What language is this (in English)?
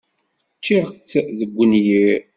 Kabyle